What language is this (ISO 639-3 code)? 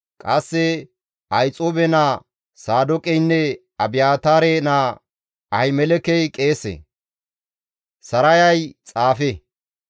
gmv